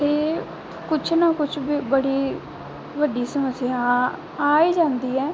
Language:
Punjabi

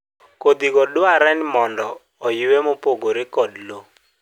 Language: Luo (Kenya and Tanzania)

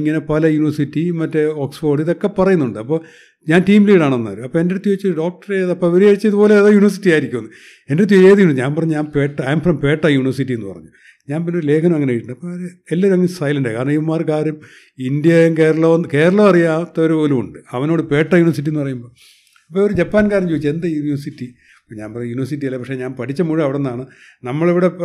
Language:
Malayalam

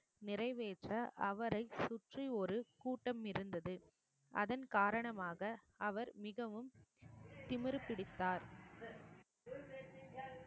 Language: Tamil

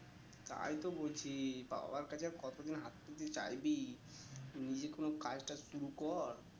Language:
Bangla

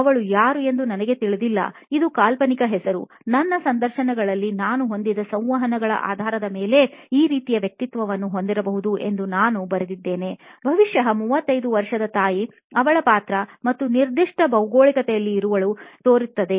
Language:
Kannada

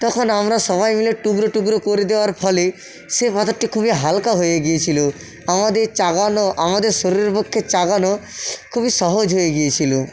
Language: Bangla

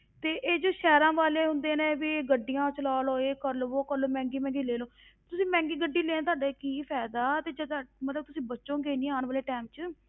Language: Punjabi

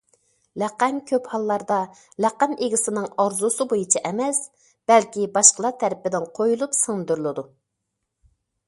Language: Uyghur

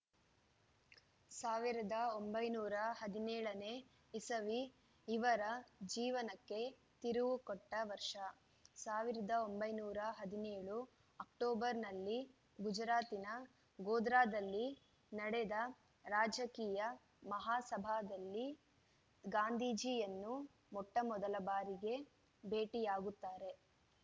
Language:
Kannada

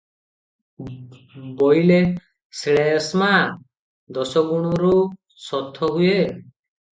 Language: Odia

